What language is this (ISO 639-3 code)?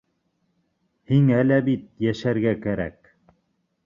bak